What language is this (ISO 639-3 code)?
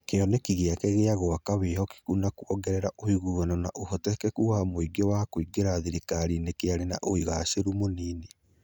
kik